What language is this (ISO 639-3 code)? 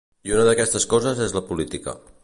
cat